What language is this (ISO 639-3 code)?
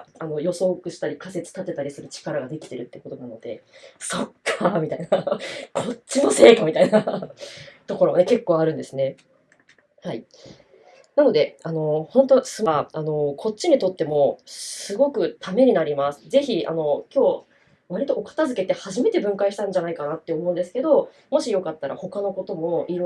jpn